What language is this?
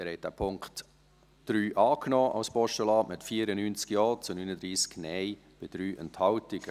Swiss German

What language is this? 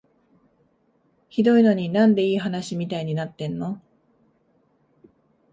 Japanese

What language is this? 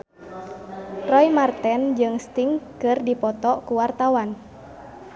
Sundanese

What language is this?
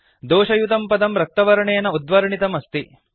Sanskrit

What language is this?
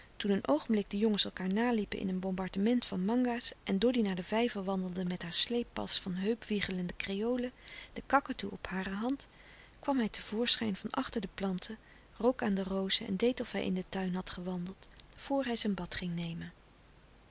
Dutch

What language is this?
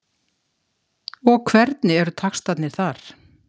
Icelandic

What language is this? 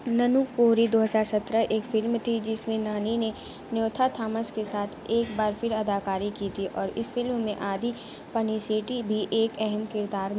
Urdu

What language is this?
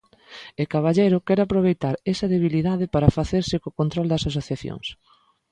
Galician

